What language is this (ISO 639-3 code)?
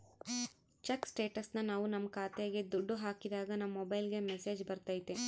kan